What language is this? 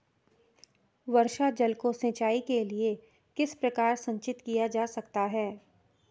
Hindi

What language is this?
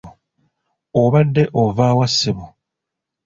Ganda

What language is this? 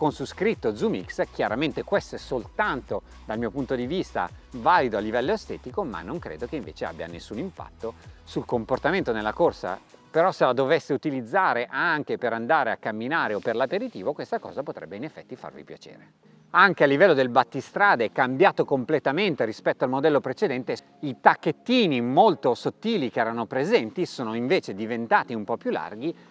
Italian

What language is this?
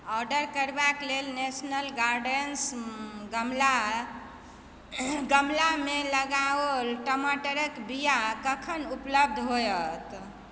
Maithili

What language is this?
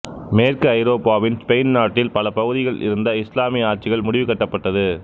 Tamil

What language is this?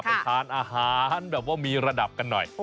Thai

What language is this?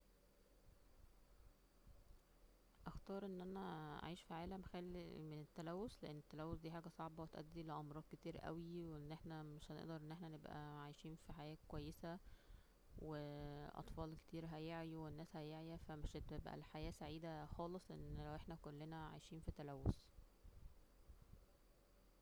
Egyptian Arabic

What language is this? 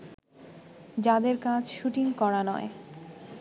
Bangla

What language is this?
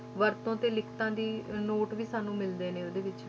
Punjabi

